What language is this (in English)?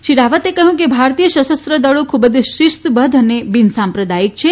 Gujarati